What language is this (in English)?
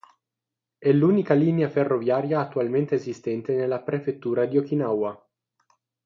Italian